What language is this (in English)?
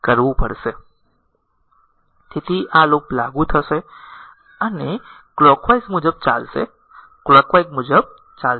Gujarati